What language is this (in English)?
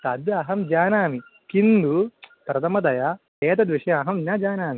Sanskrit